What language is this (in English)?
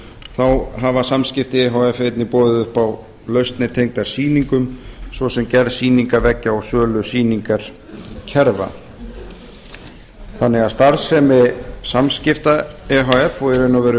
Icelandic